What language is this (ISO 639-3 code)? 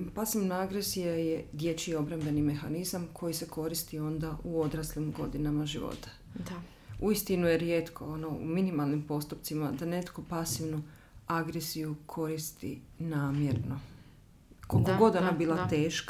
hrv